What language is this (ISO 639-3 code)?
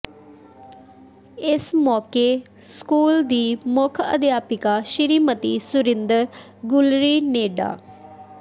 pan